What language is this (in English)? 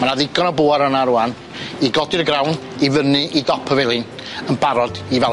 Welsh